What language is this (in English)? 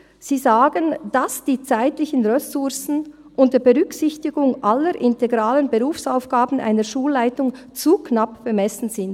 Swiss German